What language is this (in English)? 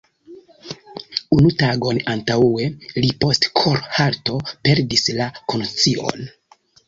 Esperanto